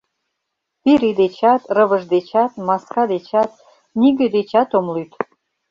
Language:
Mari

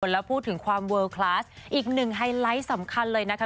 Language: Thai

